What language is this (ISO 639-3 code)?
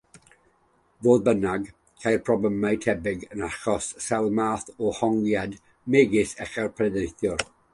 cym